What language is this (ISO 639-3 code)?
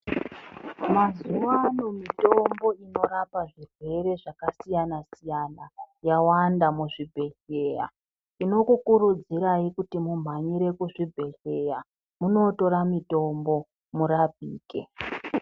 ndc